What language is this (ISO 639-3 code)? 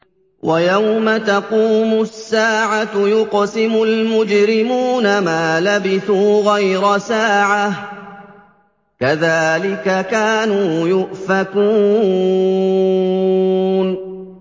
ara